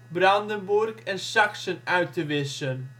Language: Dutch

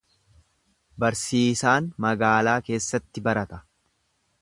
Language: Oromo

